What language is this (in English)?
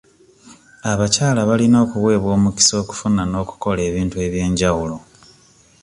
Ganda